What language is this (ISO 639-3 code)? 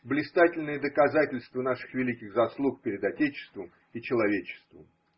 rus